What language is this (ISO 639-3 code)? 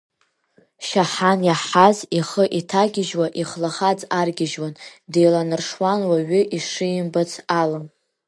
abk